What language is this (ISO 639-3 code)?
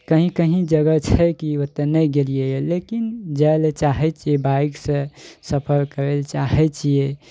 mai